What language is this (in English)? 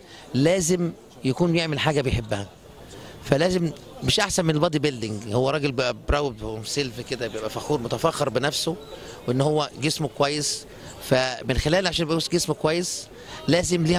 Arabic